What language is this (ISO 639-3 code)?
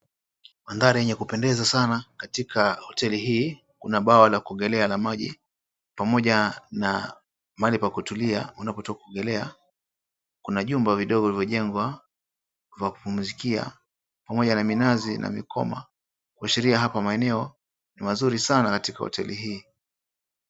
swa